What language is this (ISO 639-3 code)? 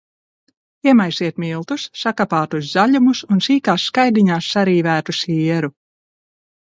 lav